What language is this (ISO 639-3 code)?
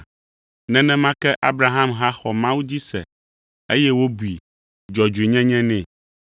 ewe